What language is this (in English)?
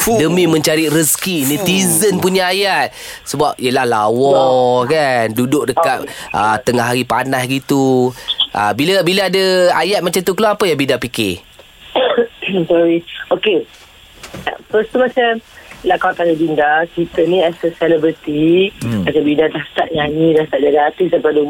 Malay